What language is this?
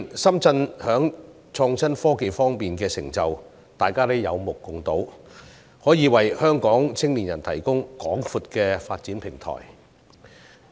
Cantonese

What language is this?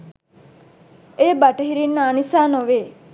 Sinhala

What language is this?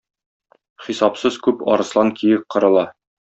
Tatar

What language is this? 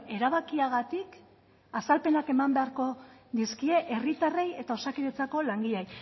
Basque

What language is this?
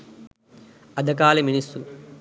Sinhala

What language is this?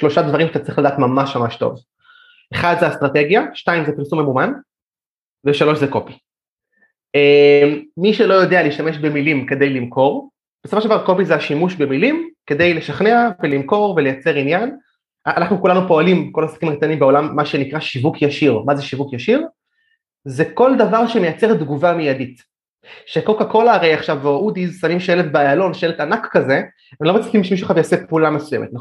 Hebrew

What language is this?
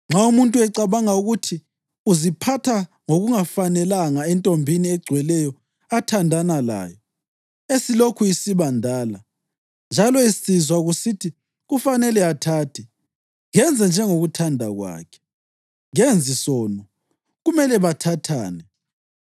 North Ndebele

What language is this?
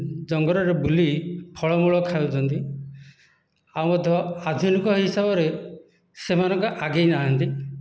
Odia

